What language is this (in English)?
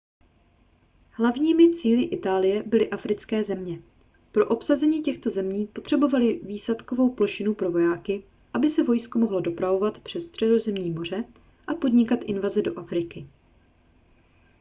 Czech